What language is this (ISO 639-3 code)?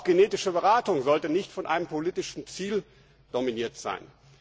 deu